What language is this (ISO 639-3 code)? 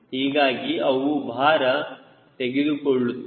kan